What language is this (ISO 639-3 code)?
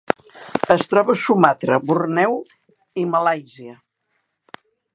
cat